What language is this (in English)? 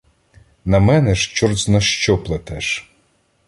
Ukrainian